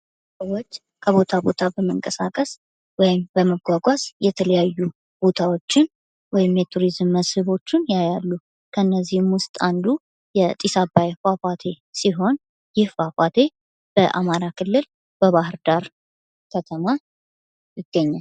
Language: Amharic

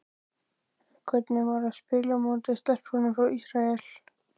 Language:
Icelandic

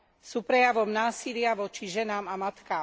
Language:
Slovak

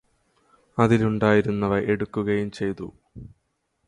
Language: Malayalam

